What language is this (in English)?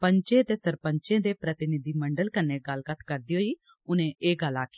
Dogri